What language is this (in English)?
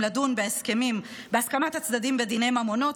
Hebrew